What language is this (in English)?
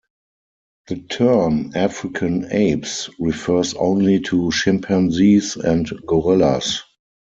English